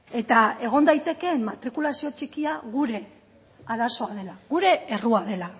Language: Basque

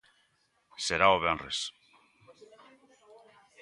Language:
Galician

